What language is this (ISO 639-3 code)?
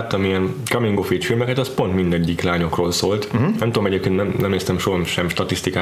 hun